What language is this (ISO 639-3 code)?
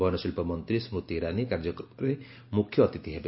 ori